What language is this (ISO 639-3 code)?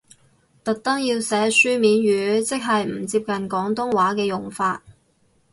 yue